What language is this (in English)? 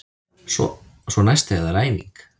Icelandic